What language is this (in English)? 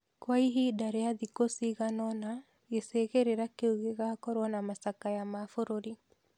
Kikuyu